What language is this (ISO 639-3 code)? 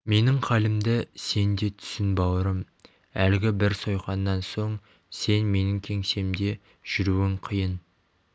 kaz